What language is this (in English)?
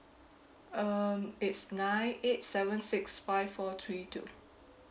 English